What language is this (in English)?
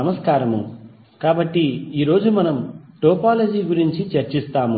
Telugu